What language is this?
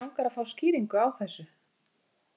Icelandic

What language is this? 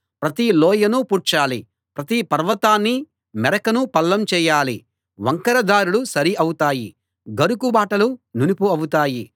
Telugu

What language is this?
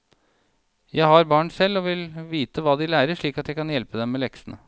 Norwegian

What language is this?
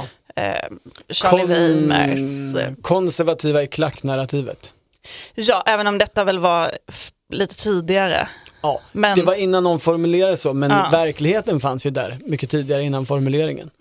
Swedish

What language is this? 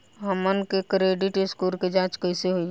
Bhojpuri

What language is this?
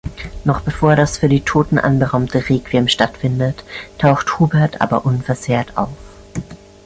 German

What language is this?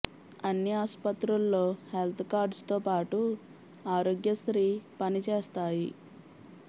Telugu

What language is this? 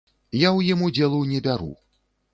Belarusian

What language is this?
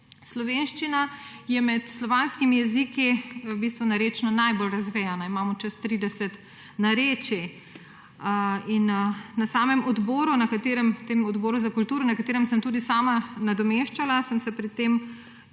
Slovenian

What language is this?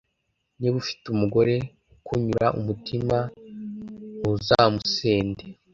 Kinyarwanda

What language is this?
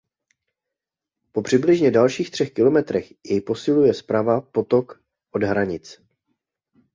Czech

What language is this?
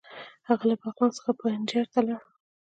Pashto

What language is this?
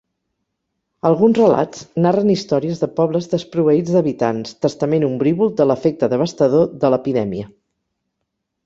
Catalan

